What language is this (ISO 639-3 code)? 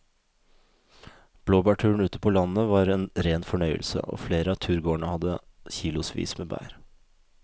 nor